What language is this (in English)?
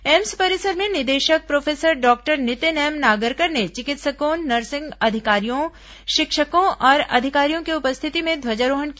Hindi